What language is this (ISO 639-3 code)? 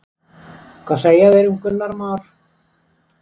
isl